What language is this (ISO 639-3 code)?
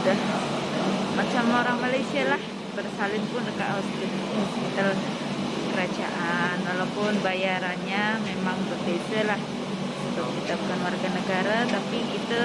ind